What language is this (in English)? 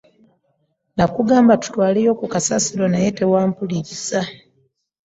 Ganda